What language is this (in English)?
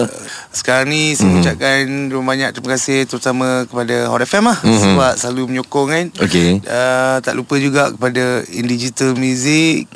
Malay